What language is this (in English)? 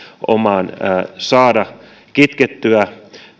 Finnish